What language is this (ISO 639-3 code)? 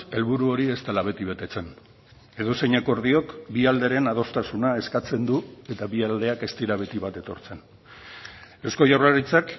eus